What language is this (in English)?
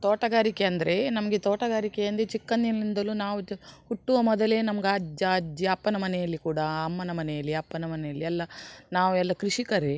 Kannada